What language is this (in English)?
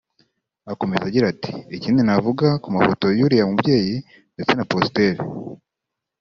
Kinyarwanda